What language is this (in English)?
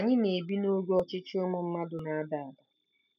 Igbo